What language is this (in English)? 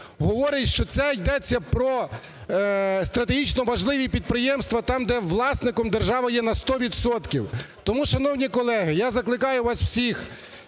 Ukrainian